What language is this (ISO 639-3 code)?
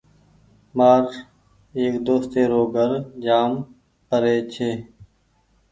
gig